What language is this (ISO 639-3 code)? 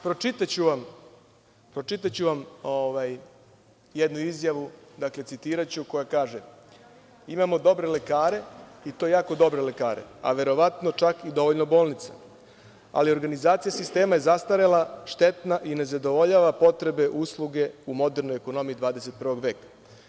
srp